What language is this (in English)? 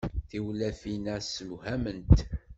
Kabyle